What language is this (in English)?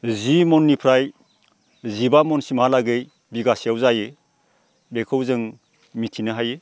Bodo